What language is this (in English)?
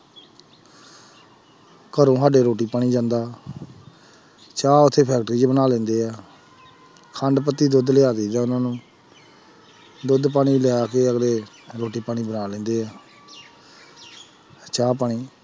Punjabi